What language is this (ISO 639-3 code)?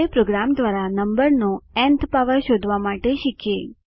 guj